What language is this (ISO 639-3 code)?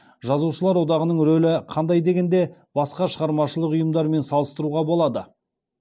kaz